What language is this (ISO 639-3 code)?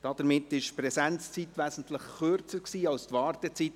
gsw